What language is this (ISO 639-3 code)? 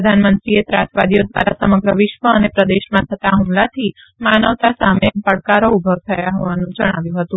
guj